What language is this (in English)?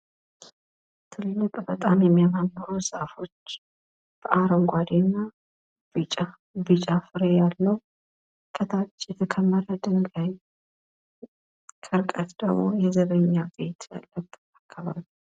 Amharic